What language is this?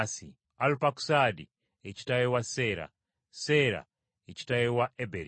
Ganda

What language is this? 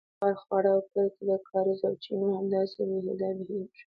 Pashto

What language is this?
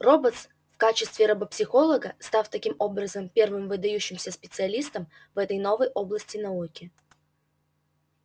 Russian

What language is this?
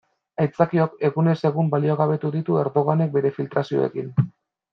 Basque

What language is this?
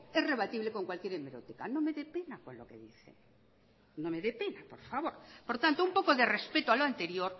Spanish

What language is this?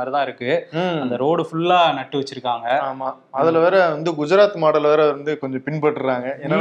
Tamil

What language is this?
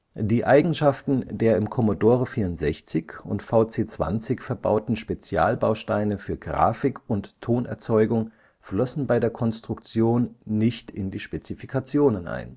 German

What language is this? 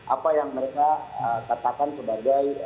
Indonesian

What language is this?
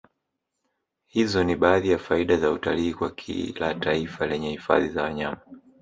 Swahili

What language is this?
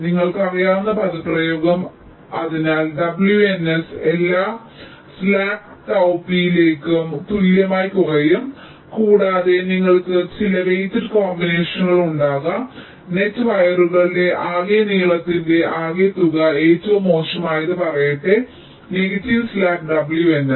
Malayalam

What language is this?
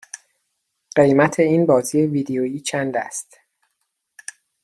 Persian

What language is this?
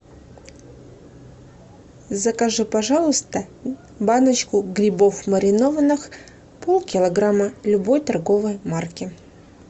Russian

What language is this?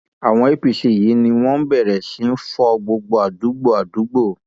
Yoruba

